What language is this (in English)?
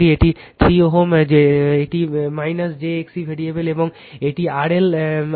Bangla